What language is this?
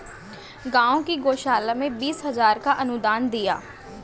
Hindi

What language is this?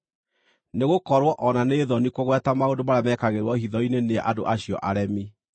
Kikuyu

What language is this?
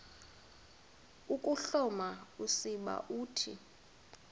Xhosa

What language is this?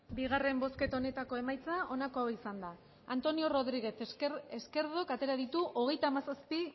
Basque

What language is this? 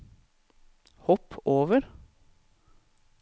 Norwegian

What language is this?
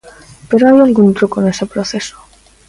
Galician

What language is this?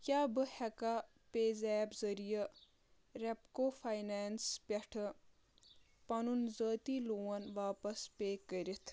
Kashmiri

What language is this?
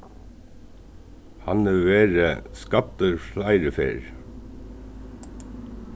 Faroese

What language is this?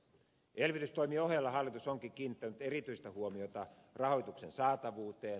Finnish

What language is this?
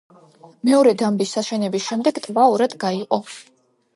Georgian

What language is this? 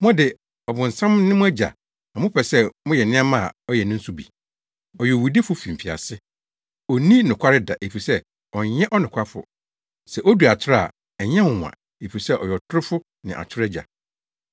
Akan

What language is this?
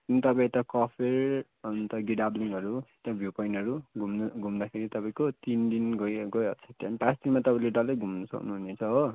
Nepali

